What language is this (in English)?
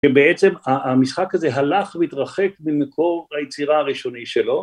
Hebrew